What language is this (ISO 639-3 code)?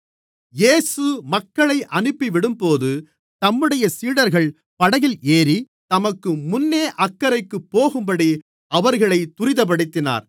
tam